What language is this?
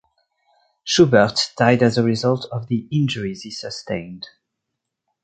English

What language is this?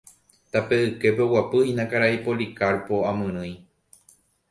Guarani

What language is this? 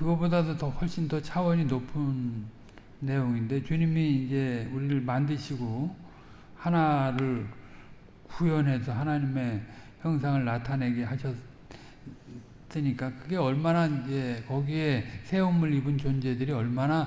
Korean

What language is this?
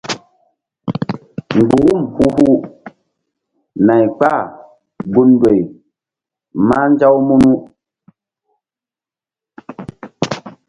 Mbum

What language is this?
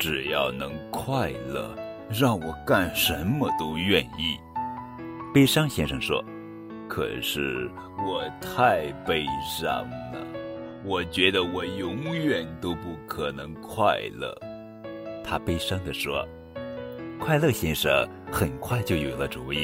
Chinese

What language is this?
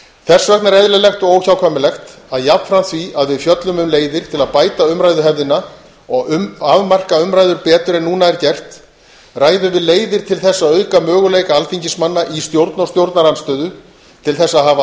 Icelandic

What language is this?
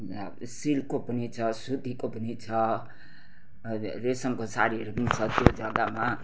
Nepali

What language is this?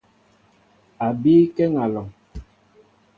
Mbo (Cameroon)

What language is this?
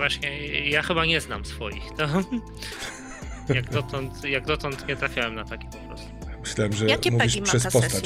Polish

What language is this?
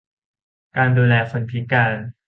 Thai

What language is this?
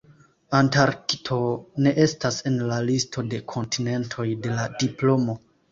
Esperanto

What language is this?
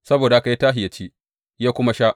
Hausa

